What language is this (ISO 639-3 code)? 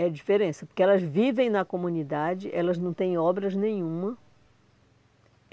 por